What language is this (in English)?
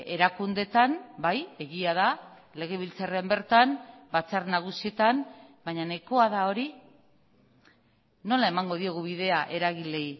Basque